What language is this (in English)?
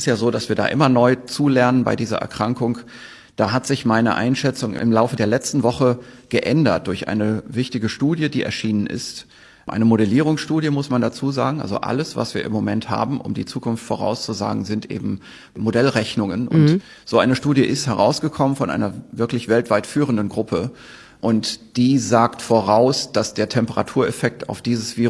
German